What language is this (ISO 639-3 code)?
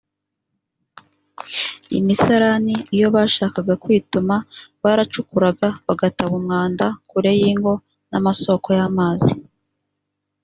kin